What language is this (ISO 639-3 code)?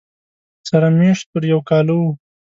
pus